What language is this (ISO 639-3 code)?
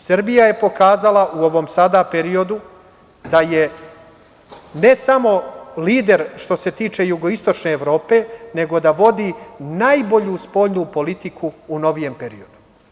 srp